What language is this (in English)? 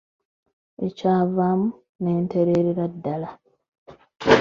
Ganda